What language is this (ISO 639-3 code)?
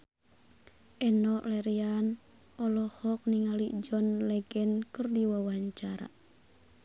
sun